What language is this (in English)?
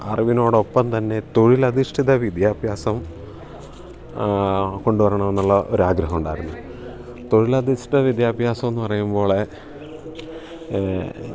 Malayalam